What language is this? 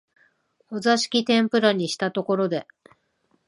Japanese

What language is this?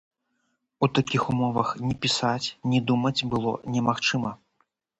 Belarusian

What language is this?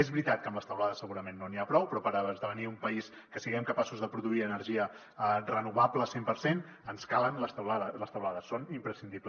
Catalan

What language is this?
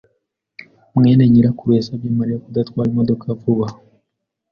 Kinyarwanda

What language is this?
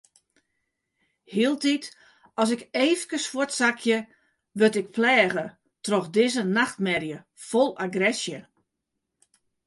Western Frisian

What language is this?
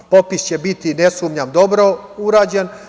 Serbian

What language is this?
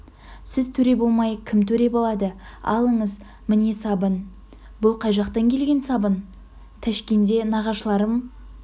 Kazakh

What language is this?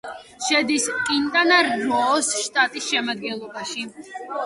Georgian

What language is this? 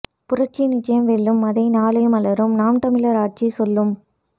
Tamil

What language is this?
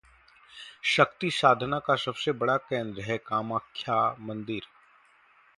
Hindi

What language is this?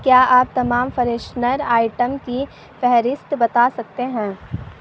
Urdu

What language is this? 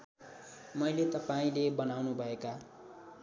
Nepali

